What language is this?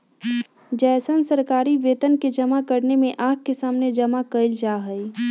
Magahi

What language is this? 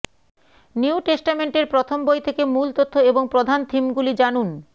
Bangla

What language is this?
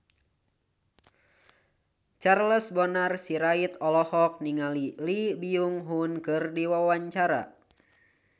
Sundanese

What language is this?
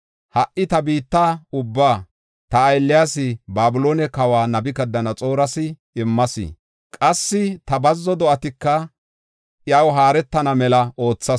Gofa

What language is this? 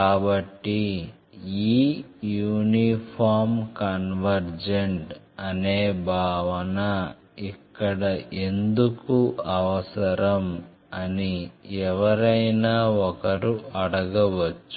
Telugu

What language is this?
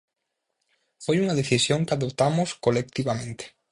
Galician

